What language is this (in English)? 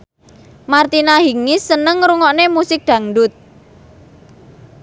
Javanese